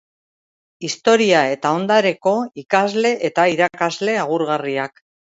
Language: Basque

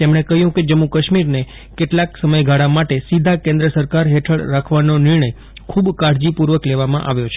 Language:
Gujarati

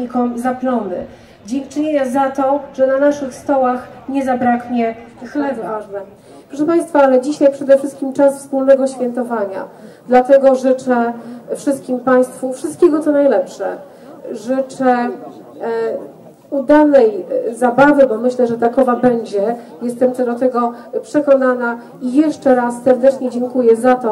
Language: Polish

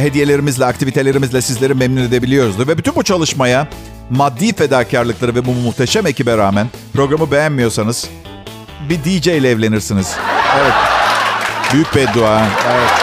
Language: Turkish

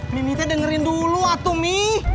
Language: Indonesian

